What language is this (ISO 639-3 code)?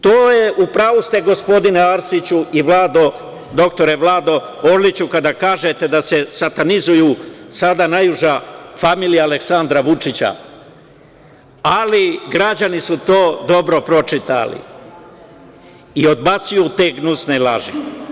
srp